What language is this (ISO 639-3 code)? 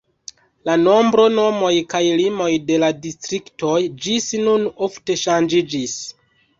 epo